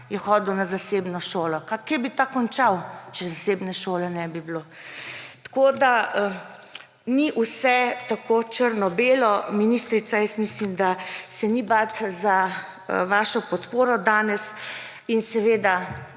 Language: Slovenian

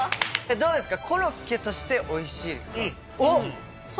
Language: Japanese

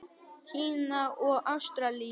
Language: Icelandic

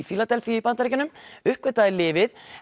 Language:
Icelandic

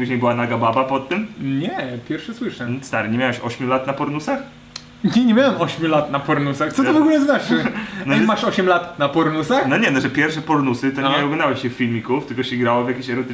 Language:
Polish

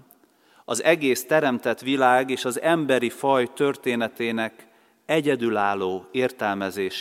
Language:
Hungarian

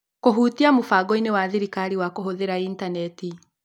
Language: Kikuyu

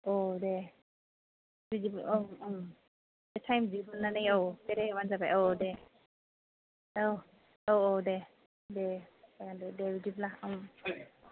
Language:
Bodo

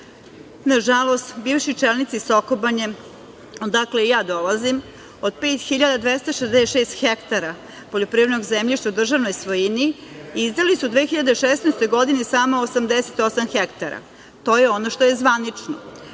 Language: Serbian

